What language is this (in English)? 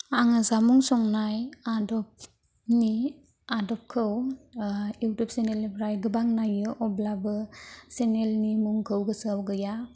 Bodo